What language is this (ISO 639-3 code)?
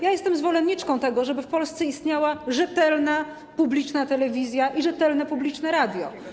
pol